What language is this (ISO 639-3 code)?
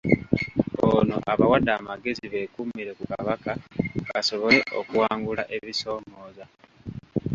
lug